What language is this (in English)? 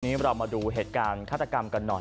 Thai